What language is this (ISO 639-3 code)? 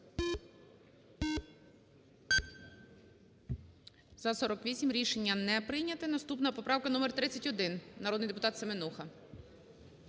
ukr